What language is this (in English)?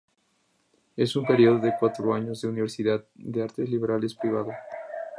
Spanish